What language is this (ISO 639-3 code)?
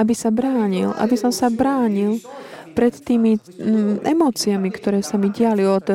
slk